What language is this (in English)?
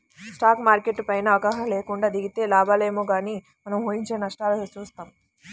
Telugu